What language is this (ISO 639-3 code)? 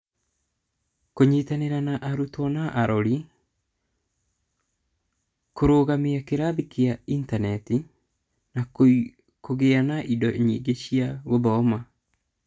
kik